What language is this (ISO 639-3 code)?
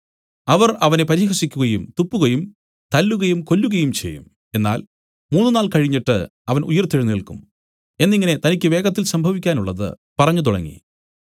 mal